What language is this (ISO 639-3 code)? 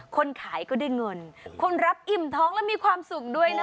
tha